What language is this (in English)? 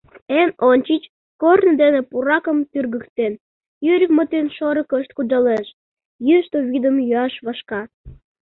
Mari